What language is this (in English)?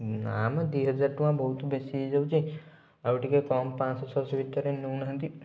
Odia